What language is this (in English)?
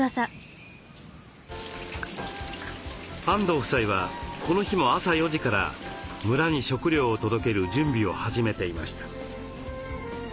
Japanese